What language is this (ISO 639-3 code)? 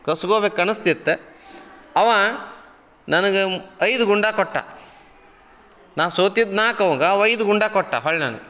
kan